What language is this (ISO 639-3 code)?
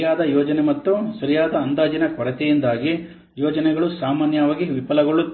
kan